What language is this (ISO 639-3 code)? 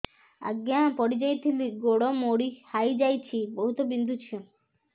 ori